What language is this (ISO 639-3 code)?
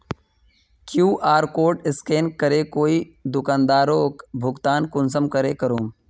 mag